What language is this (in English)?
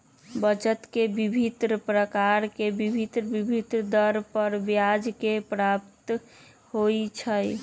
Magahi